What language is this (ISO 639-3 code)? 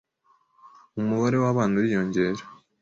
kin